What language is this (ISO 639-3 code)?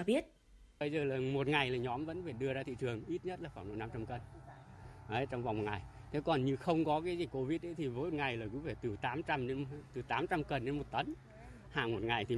vie